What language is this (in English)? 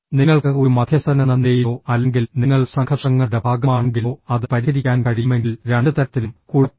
Malayalam